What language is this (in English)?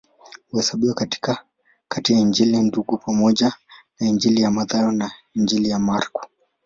Swahili